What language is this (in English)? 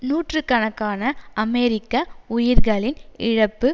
Tamil